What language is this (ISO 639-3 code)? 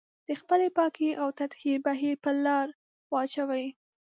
pus